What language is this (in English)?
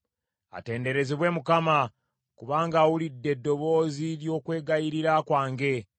Ganda